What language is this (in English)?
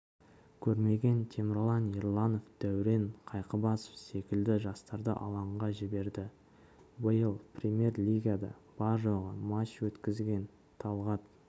Kazakh